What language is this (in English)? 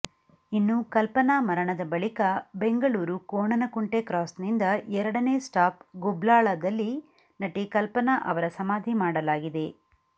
Kannada